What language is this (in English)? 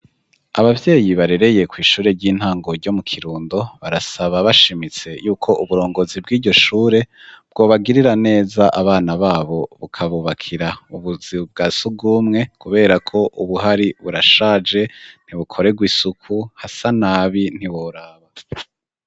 Rundi